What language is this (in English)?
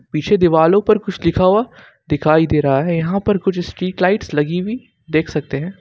Hindi